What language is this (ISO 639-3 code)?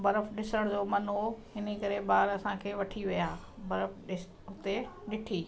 snd